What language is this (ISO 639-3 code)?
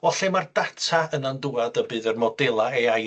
cym